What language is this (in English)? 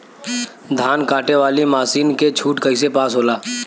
Bhojpuri